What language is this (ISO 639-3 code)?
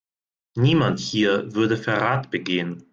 deu